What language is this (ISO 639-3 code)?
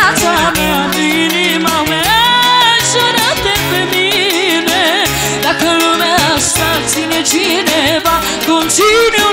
ron